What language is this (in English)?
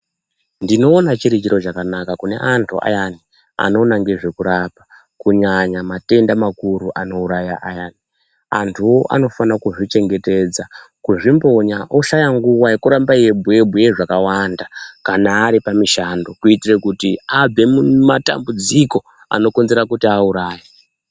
Ndau